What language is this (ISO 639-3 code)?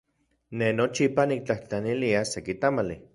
ncx